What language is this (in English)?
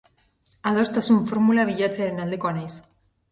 Basque